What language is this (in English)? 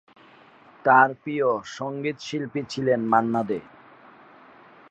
Bangla